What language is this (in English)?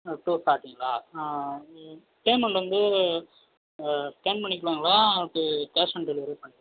Tamil